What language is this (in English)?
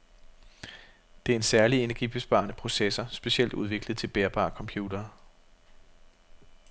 Danish